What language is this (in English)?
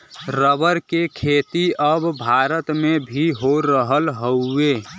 Bhojpuri